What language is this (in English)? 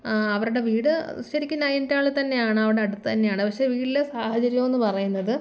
Malayalam